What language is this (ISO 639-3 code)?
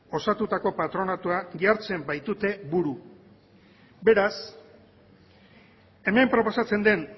eus